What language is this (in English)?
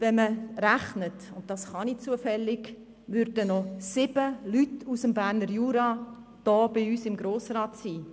Swiss German